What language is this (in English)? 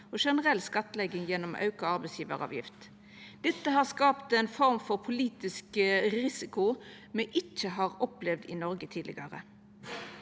Norwegian